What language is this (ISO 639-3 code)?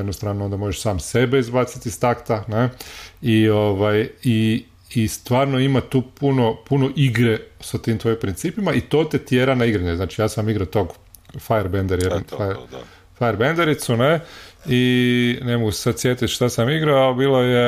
hrv